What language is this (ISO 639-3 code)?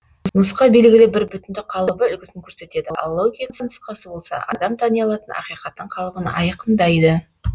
kaz